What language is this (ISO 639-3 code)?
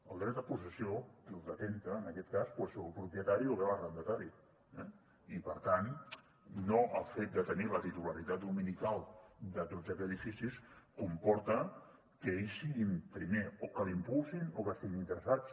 cat